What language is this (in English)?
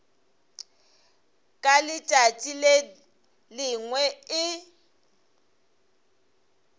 Northern Sotho